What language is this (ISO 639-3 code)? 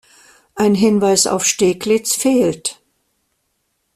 deu